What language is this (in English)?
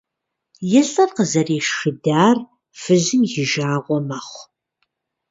Kabardian